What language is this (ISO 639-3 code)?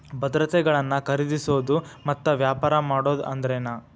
kan